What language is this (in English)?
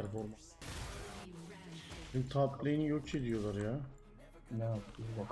Turkish